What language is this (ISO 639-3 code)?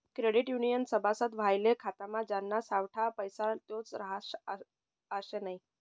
mar